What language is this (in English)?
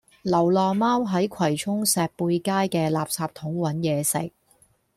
Cantonese